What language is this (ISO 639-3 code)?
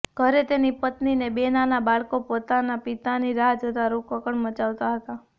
guj